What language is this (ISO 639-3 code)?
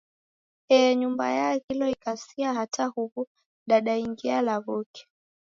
dav